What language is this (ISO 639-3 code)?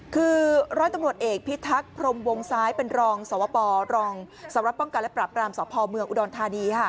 tha